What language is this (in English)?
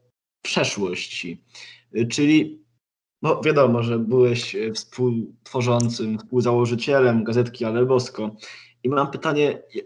Polish